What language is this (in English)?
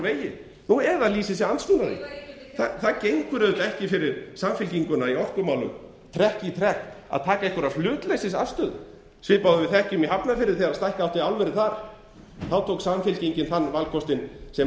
Icelandic